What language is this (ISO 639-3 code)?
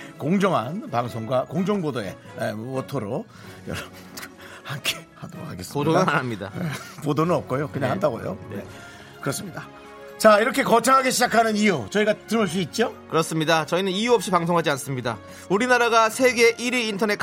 kor